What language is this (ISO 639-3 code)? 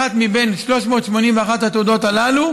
heb